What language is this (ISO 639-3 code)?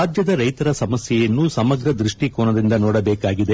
kan